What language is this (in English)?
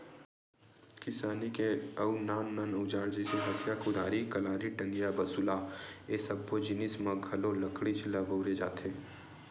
Chhattisgarhi